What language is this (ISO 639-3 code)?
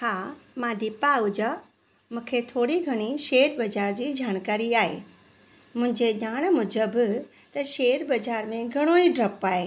snd